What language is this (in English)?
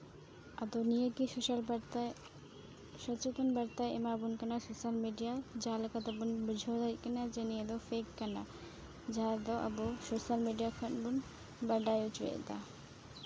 Santali